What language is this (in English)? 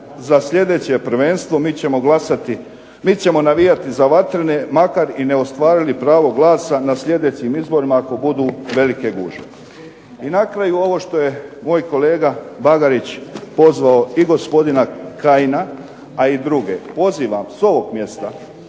Croatian